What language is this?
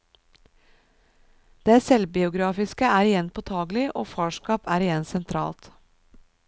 Norwegian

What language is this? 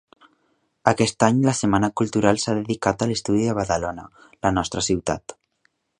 Catalan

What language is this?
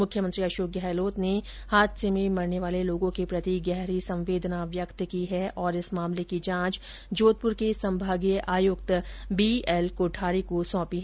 Hindi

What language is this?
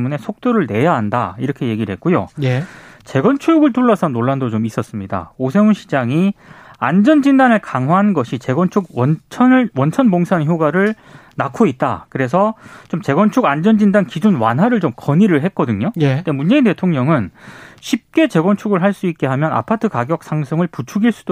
Korean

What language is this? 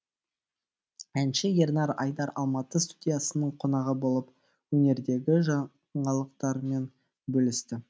Kazakh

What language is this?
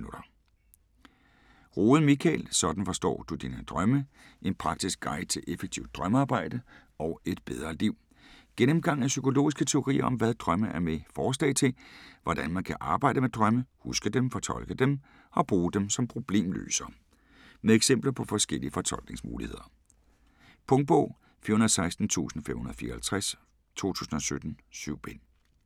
Danish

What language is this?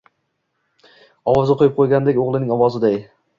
Uzbek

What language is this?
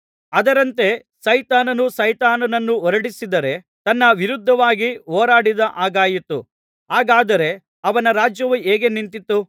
Kannada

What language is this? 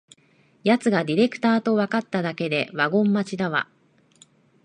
Japanese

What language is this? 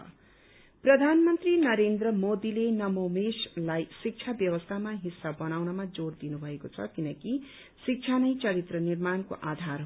Nepali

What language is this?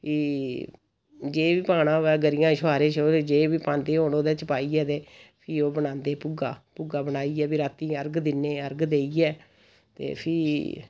Dogri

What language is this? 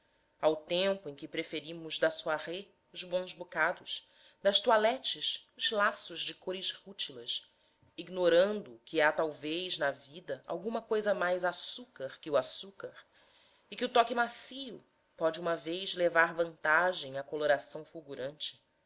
Portuguese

